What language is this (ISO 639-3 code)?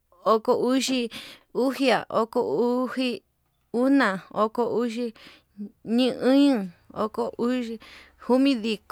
mab